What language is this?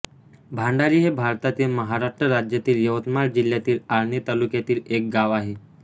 Marathi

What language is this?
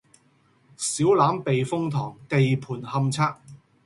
Cantonese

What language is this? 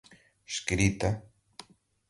Portuguese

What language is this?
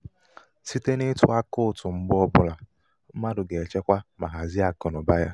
Igbo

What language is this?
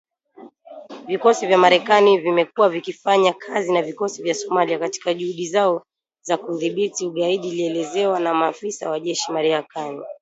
Swahili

